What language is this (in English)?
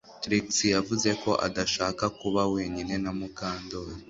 Kinyarwanda